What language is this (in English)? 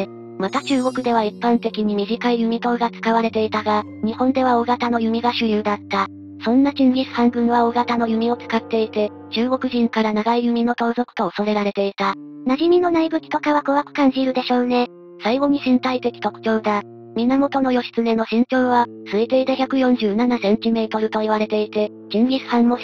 Japanese